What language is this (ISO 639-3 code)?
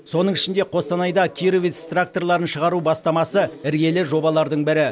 kaz